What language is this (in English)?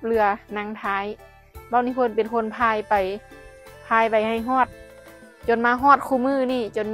Thai